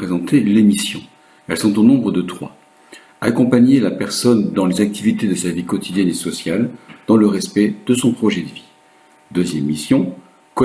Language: French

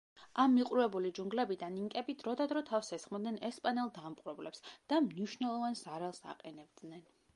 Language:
Georgian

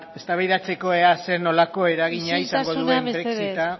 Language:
Basque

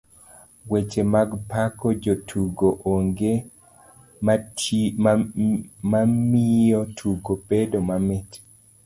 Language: Luo (Kenya and Tanzania)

